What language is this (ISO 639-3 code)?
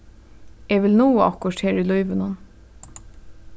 fao